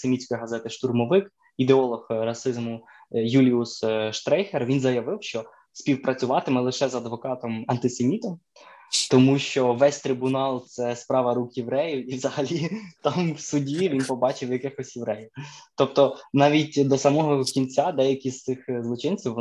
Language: Ukrainian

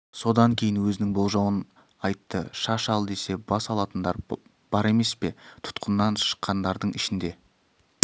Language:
Kazakh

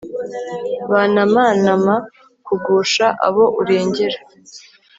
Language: Kinyarwanda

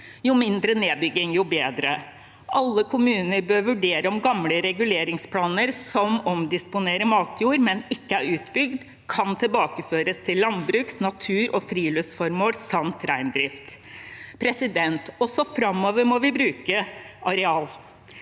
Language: Norwegian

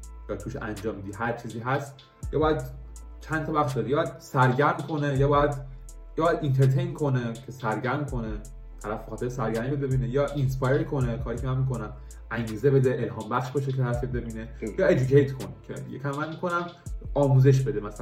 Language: Persian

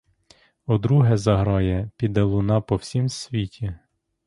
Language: Ukrainian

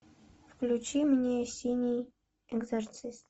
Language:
Russian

